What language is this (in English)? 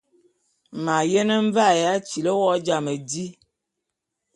Bulu